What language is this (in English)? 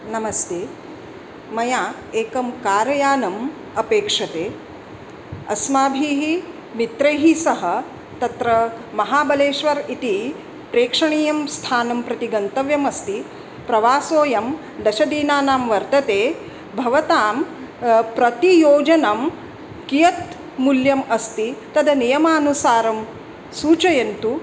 Sanskrit